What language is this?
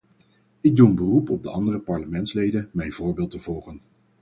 Dutch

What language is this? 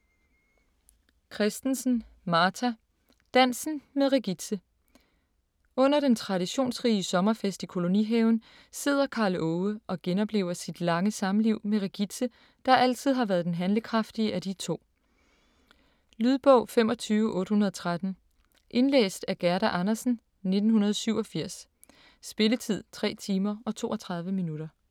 Danish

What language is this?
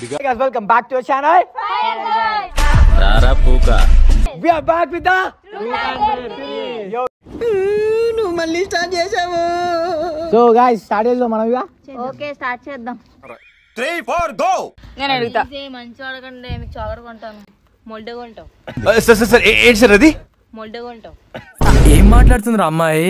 Telugu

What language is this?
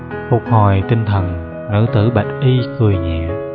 Vietnamese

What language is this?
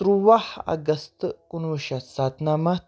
Kashmiri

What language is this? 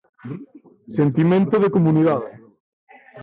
Galician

